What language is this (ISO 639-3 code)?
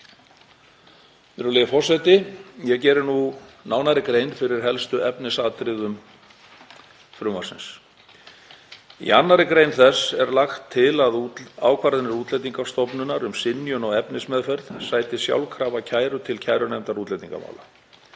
isl